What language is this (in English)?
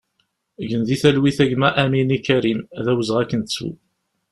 Kabyle